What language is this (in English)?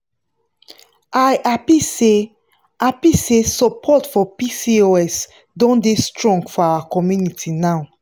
Nigerian Pidgin